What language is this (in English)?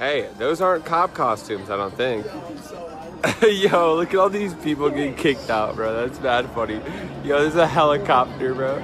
Portuguese